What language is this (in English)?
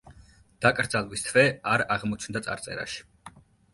Georgian